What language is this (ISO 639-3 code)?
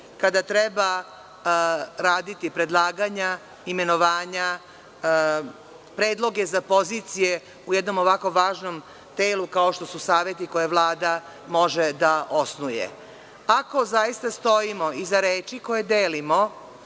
srp